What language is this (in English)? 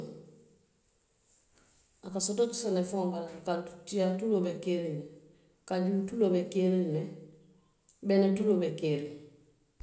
Western Maninkakan